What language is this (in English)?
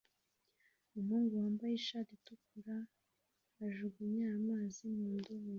Kinyarwanda